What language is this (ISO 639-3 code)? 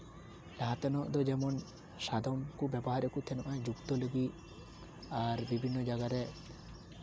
sat